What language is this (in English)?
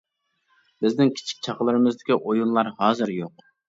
Uyghur